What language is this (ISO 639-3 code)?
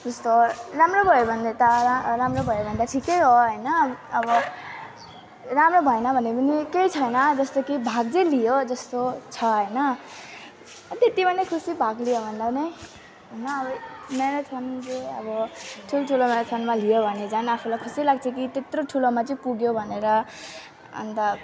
nep